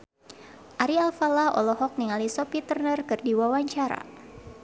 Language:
Sundanese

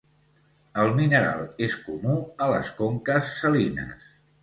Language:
Catalan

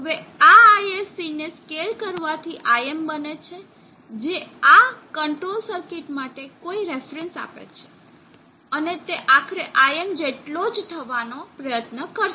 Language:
Gujarati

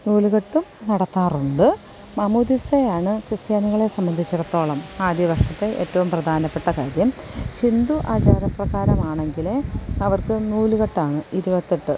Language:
Malayalam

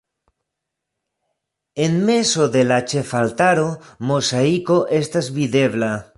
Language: Esperanto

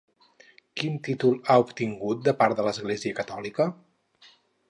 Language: Catalan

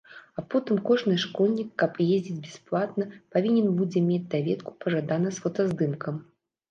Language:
Belarusian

